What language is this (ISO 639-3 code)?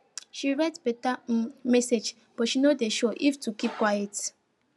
pcm